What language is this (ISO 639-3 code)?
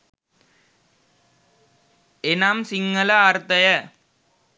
sin